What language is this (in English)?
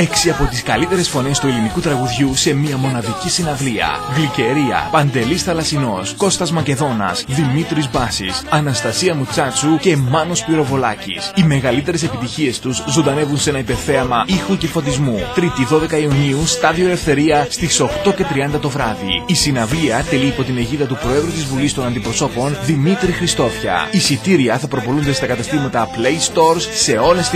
Greek